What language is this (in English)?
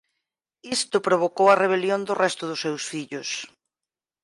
Galician